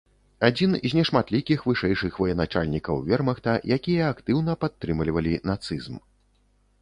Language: Belarusian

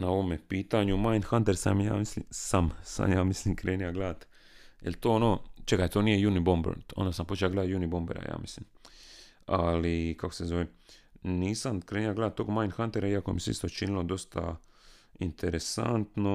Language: Croatian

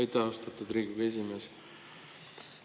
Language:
Estonian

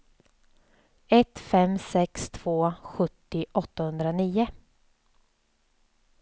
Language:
Swedish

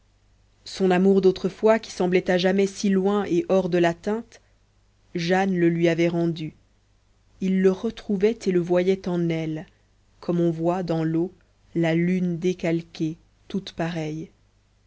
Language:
French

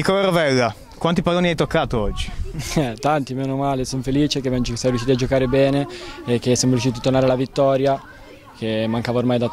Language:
Italian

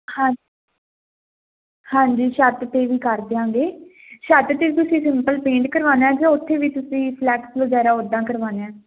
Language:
Punjabi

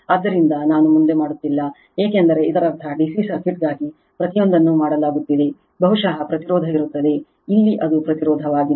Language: Kannada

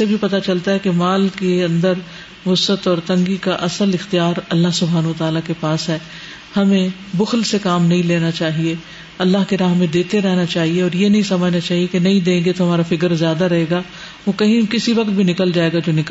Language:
Urdu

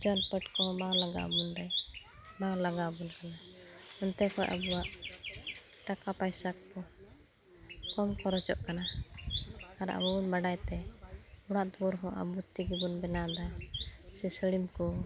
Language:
Santali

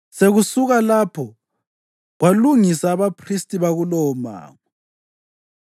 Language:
North Ndebele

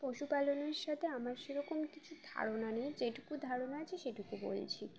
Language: Bangla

